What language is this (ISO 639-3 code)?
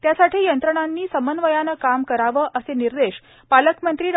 mar